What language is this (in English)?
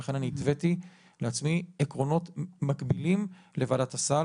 Hebrew